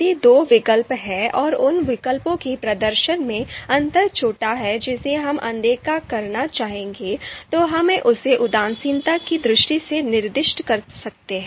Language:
Hindi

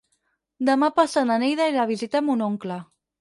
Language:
Catalan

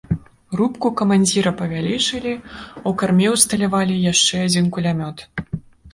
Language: Belarusian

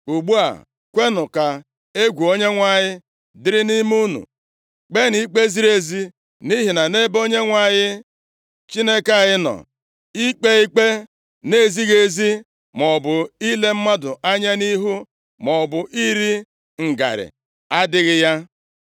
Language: Igbo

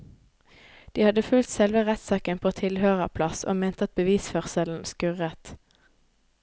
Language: Norwegian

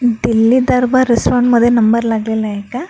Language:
Marathi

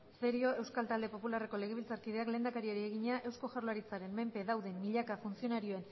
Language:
Basque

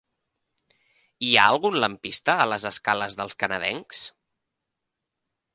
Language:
Catalan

